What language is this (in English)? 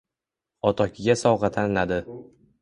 Uzbek